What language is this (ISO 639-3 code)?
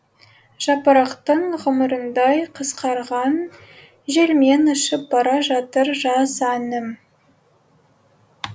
kaz